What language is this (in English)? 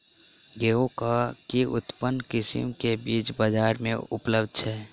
Maithili